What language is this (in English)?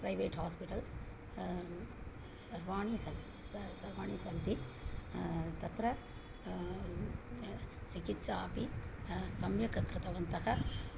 Sanskrit